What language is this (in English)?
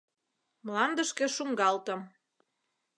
Mari